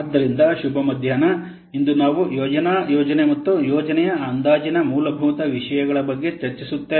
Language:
Kannada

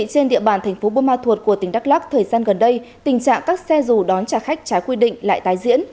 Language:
Vietnamese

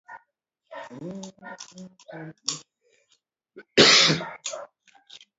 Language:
Luo (Kenya and Tanzania)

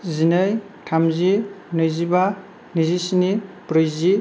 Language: Bodo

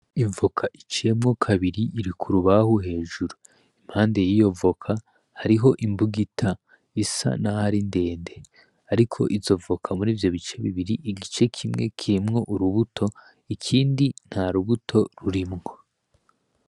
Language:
Rundi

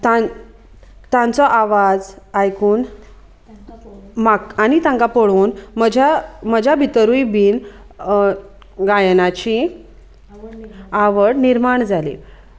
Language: Konkani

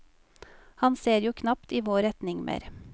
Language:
Norwegian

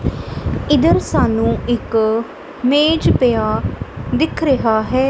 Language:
Punjabi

